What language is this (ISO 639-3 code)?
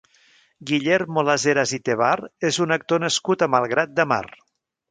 cat